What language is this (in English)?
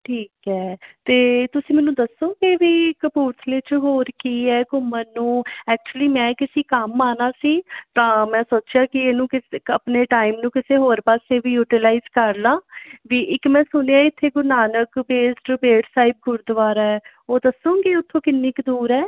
Punjabi